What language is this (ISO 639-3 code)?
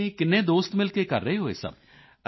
pan